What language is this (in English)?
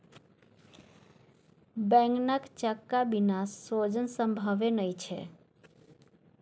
Maithili